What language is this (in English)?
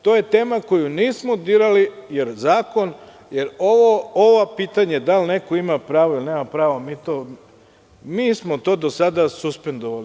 Serbian